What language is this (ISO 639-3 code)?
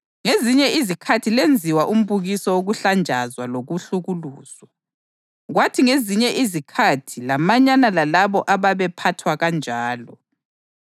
nde